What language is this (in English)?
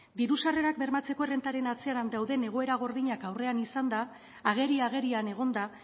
Basque